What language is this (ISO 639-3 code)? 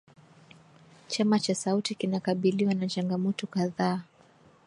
swa